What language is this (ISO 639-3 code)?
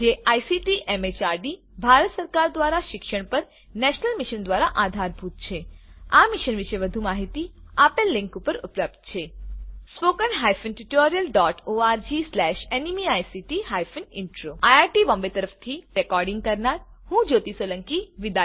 guj